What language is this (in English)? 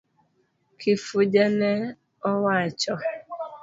Luo (Kenya and Tanzania)